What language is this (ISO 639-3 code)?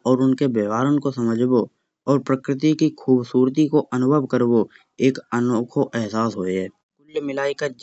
bjj